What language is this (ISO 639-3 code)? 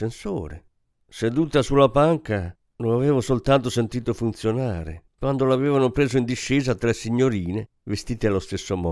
ita